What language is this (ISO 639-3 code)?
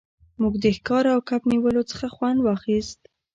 pus